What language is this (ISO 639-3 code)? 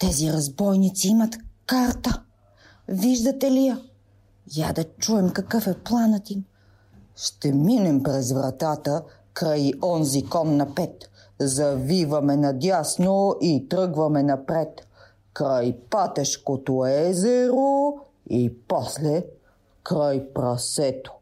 bul